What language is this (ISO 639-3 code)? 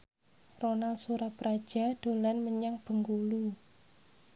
jav